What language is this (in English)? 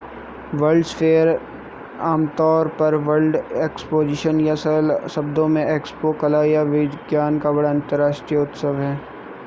Hindi